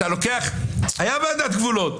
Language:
Hebrew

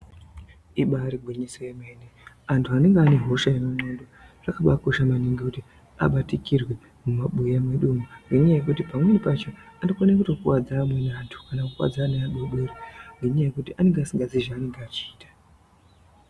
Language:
Ndau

